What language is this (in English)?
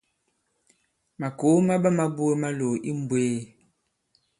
Bankon